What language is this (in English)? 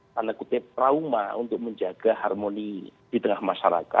Indonesian